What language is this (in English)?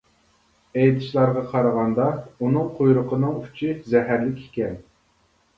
Uyghur